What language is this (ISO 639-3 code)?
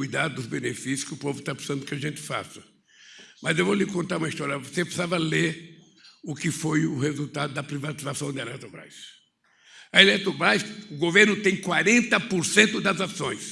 por